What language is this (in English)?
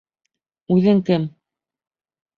Bashkir